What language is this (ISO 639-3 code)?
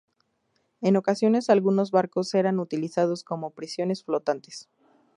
spa